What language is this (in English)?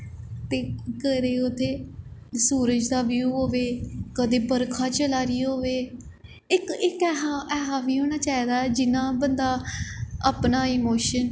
Dogri